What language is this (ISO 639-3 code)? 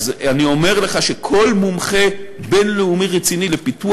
heb